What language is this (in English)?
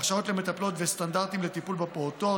Hebrew